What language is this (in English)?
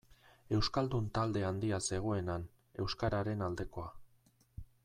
Basque